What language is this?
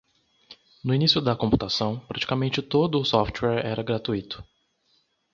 Portuguese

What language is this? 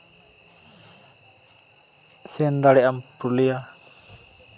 Santali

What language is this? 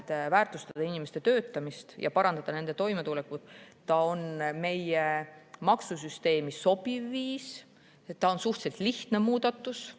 Estonian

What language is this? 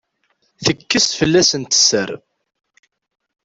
Kabyle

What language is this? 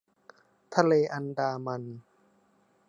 Thai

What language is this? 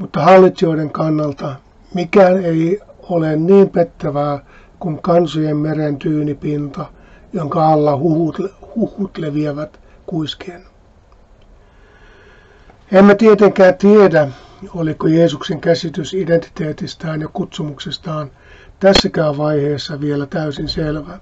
Finnish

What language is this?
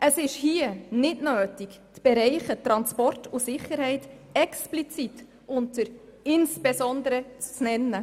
Swiss German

